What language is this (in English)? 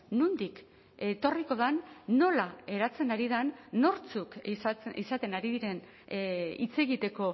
Basque